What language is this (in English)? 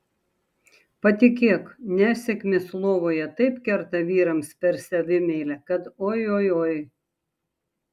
Lithuanian